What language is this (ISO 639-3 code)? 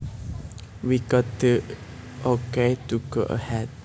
jav